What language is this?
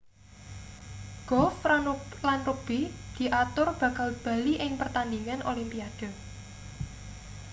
Javanese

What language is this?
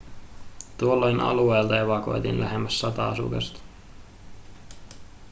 Finnish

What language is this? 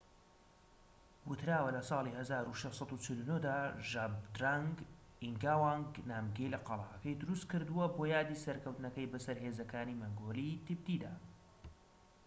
Central Kurdish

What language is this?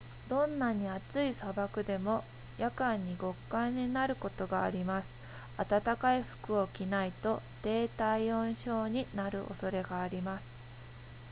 Japanese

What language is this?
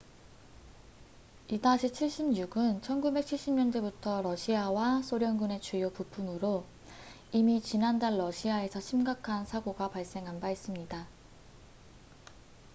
Korean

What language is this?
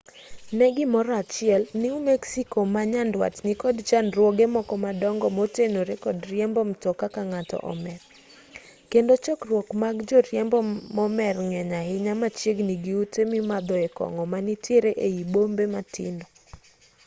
Luo (Kenya and Tanzania)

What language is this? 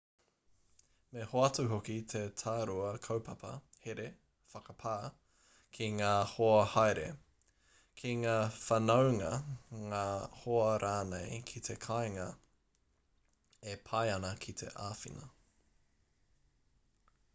Māori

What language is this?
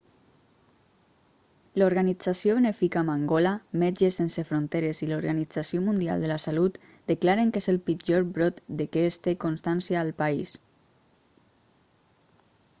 Catalan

